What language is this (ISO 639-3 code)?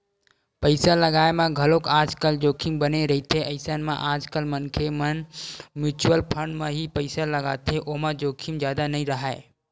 hne